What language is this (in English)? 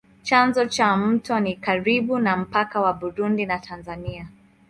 Swahili